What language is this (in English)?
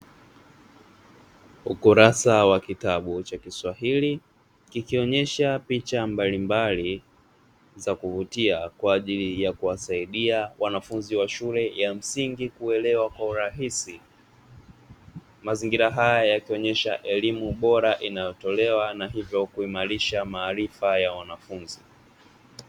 Swahili